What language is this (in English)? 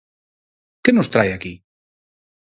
Galician